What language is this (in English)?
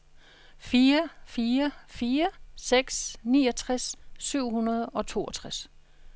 Danish